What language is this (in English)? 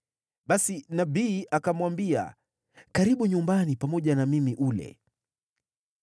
Swahili